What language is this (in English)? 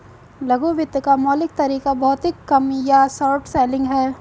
Hindi